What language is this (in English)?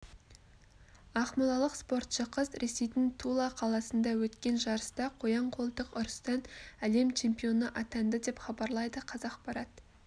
Kazakh